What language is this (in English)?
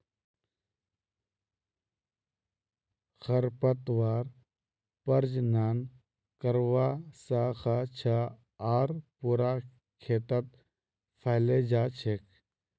Magahi